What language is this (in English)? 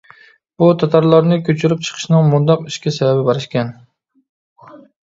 Uyghur